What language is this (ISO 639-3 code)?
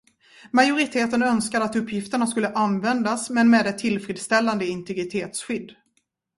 swe